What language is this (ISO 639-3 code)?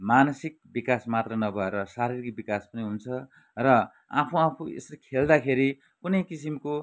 nep